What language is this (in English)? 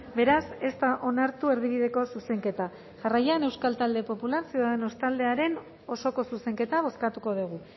Basque